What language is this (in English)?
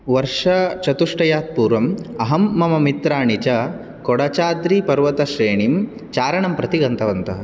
Sanskrit